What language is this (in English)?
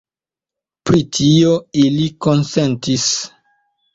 Esperanto